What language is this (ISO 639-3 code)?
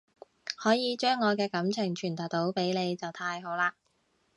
yue